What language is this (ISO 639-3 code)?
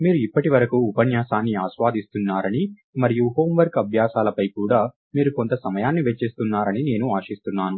tel